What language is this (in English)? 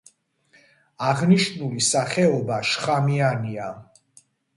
Georgian